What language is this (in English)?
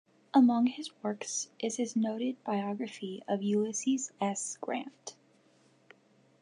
English